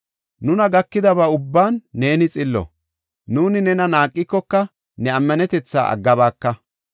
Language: Gofa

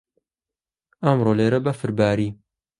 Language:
Central Kurdish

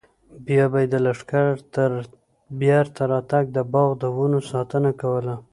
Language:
Pashto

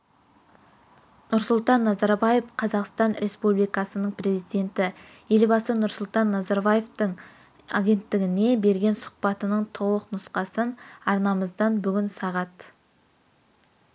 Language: Kazakh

